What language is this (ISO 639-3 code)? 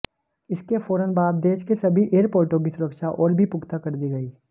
hin